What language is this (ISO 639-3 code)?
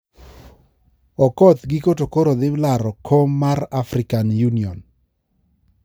luo